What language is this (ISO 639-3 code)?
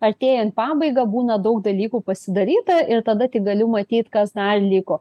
lit